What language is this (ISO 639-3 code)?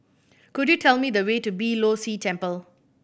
eng